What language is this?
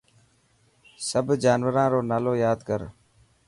Dhatki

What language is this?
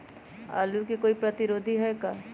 Magahi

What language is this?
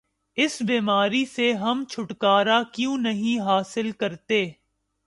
Urdu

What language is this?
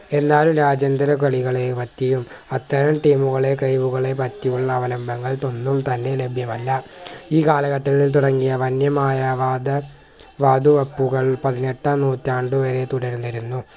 Malayalam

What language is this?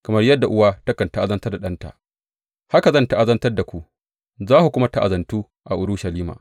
Hausa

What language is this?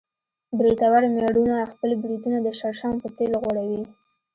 Pashto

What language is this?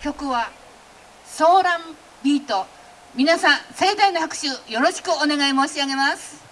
Japanese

